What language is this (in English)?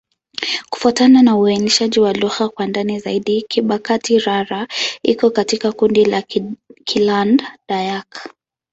Swahili